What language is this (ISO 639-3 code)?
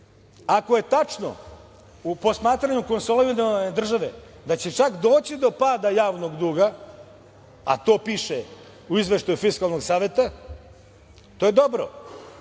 srp